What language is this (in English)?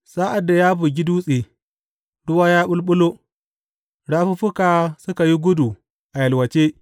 Hausa